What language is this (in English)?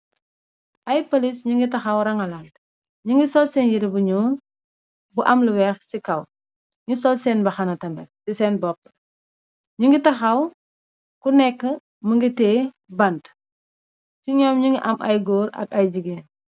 Wolof